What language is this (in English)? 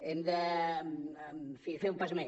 Catalan